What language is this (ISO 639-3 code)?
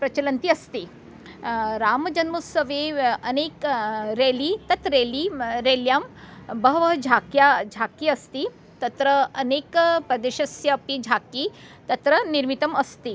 san